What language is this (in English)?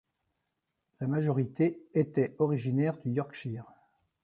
French